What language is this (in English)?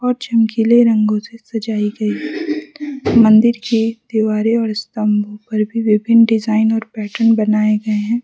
Hindi